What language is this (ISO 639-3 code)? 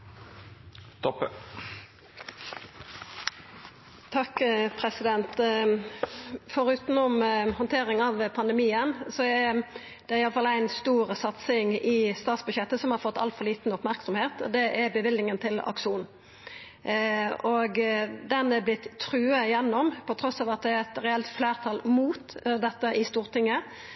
nno